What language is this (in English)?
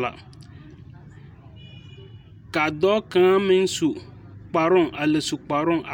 Southern Dagaare